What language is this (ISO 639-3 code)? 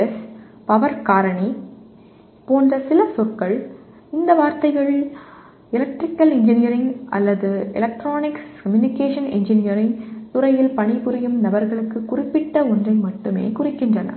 tam